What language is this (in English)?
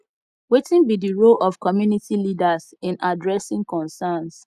Nigerian Pidgin